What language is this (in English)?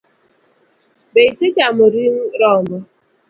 Luo (Kenya and Tanzania)